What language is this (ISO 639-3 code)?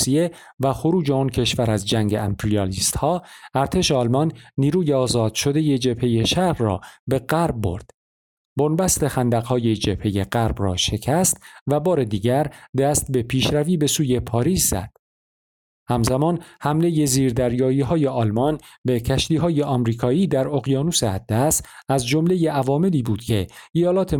fas